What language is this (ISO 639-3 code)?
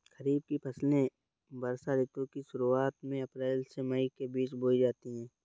hin